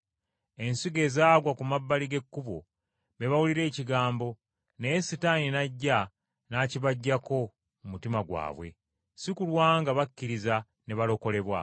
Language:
Ganda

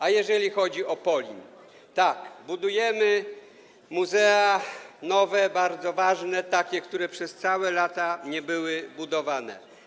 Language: Polish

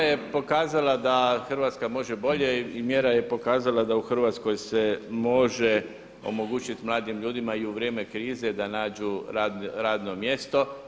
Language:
Croatian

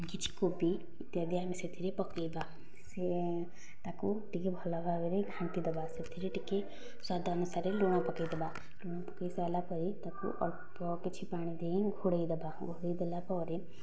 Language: Odia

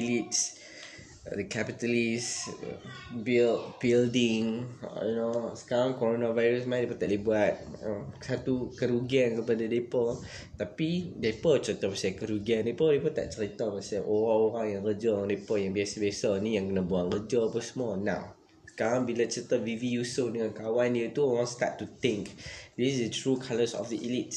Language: Malay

